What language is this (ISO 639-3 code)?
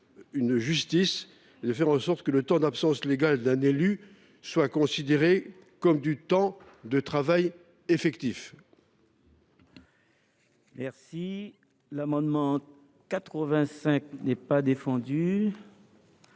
fra